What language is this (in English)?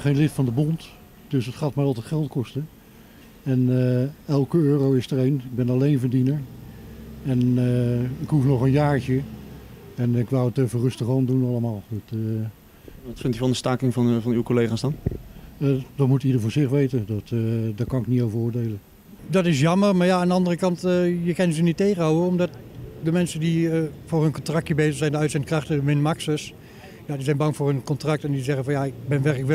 Dutch